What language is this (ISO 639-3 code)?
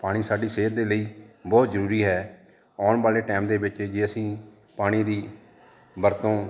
pan